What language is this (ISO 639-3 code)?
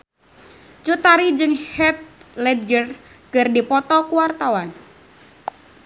sun